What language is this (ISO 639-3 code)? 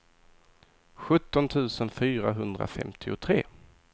swe